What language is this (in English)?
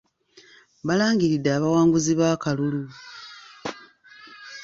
Ganda